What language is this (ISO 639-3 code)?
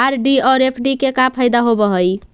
mag